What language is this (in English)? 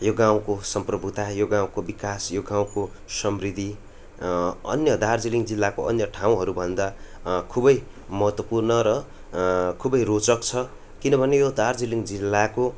Nepali